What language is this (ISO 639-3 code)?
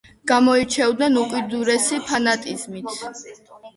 kat